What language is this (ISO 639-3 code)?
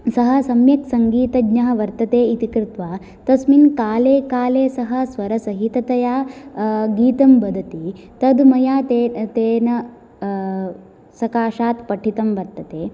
san